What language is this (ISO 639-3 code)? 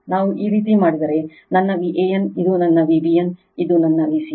kan